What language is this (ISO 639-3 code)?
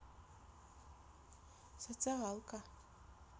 rus